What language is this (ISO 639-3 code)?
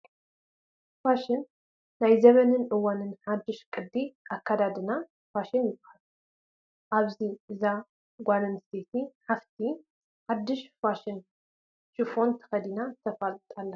tir